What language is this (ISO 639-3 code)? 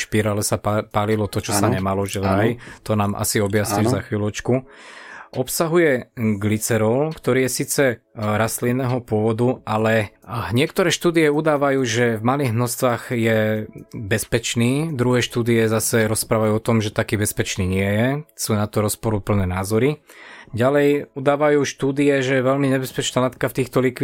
slk